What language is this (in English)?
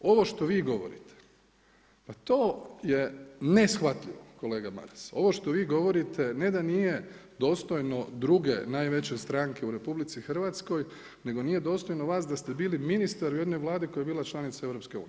Croatian